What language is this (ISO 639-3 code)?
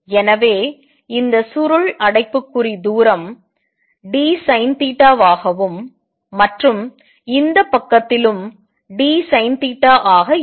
tam